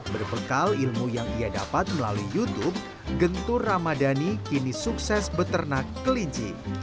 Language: Indonesian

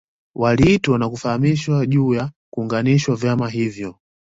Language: Swahili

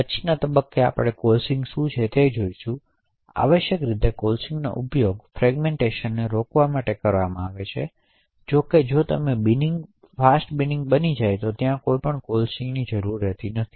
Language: Gujarati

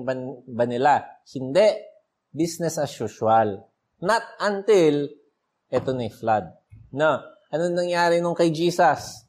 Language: Filipino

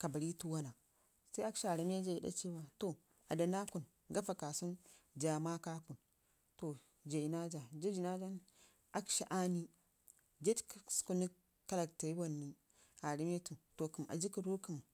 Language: Ngizim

